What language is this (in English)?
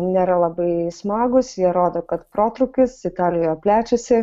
Lithuanian